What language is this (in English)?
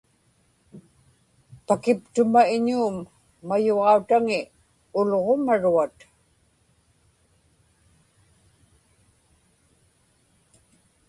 Inupiaq